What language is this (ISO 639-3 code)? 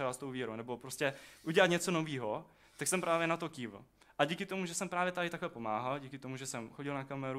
ces